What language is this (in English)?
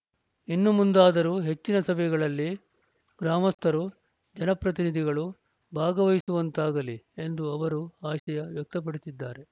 Kannada